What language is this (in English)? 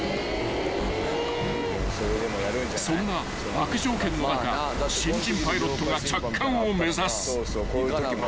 Japanese